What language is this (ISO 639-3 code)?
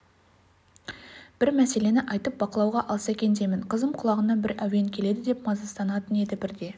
kaz